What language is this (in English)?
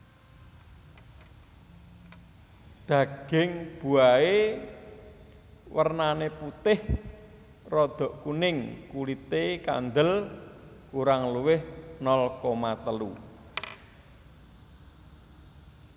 Javanese